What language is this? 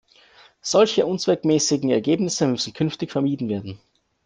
German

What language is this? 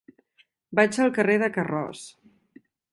Catalan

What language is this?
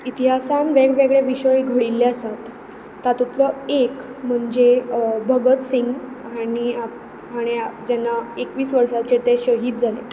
Konkani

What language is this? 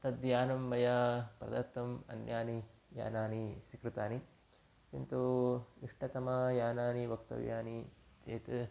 Sanskrit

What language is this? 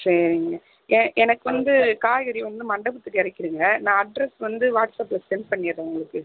Tamil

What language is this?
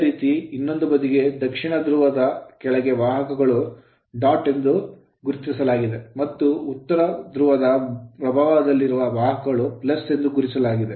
Kannada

